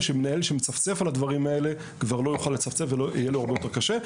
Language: Hebrew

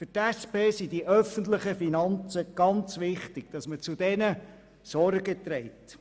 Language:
Swiss German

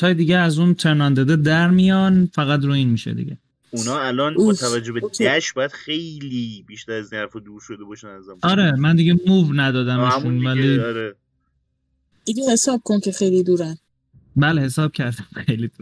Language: Persian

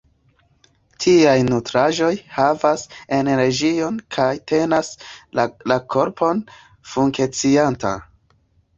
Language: Esperanto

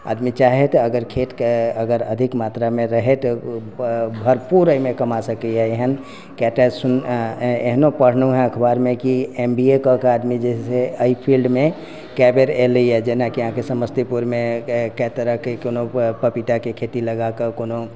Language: Maithili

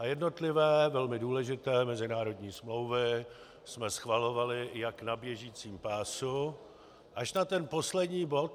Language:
Czech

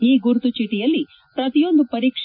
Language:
Kannada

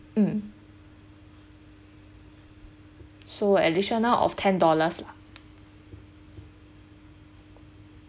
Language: English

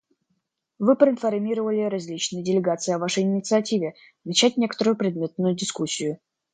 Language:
Russian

